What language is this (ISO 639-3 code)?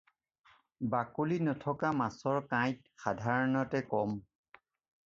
asm